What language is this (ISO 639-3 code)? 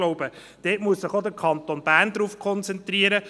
gsw